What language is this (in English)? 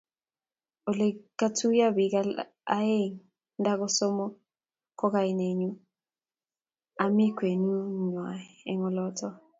Kalenjin